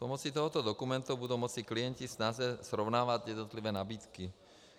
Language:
Czech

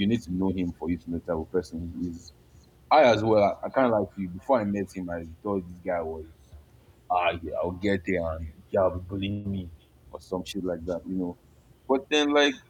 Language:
English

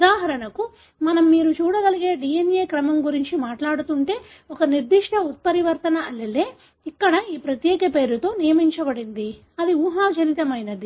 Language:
Telugu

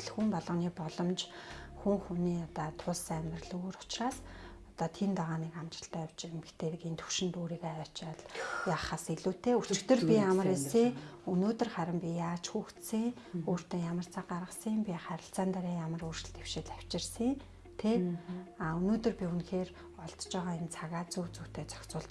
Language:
German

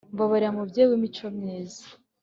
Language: Kinyarwanda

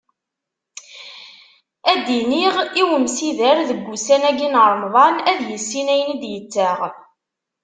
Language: Kabyle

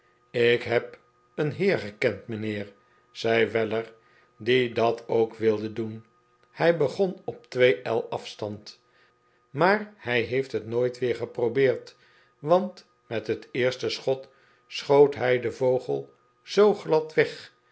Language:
Dutch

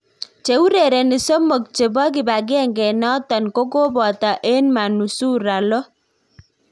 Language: Kalenjin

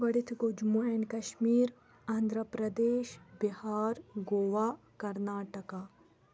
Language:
Kashmiri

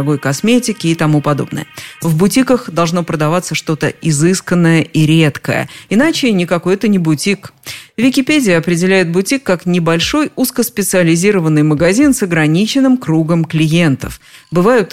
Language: Russian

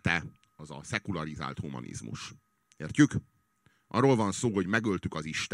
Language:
Hungarian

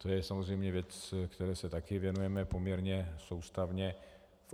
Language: Czech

